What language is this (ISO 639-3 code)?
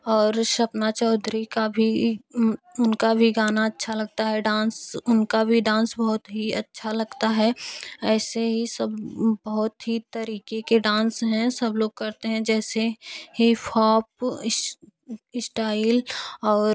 hin